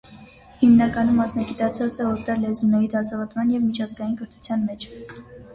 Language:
Armenian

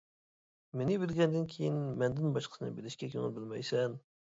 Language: Uyghur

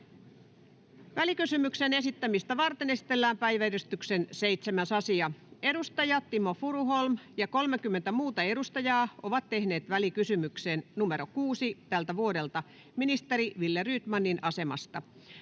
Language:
Finnish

